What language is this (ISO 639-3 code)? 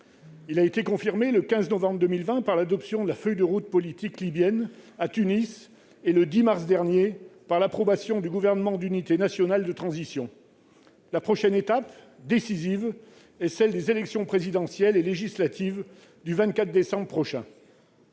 fra